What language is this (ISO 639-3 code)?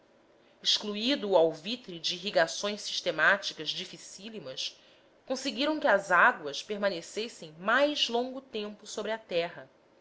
por